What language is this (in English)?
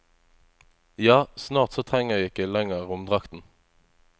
Norwegian